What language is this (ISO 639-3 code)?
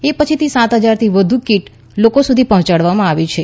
guj